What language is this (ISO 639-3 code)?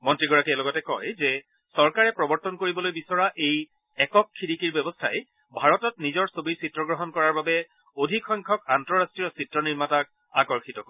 asm